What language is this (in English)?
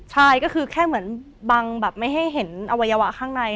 Thai